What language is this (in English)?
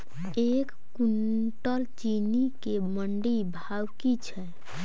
Maithili